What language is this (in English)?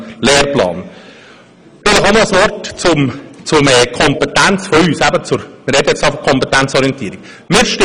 Swiss German